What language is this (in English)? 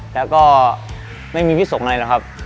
Thai